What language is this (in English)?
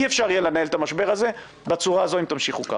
Hebrew